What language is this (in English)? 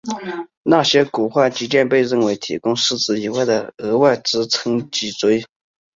Chinese